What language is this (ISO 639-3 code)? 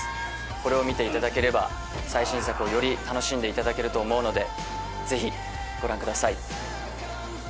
jpn